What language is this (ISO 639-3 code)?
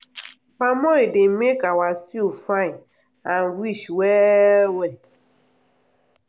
pcm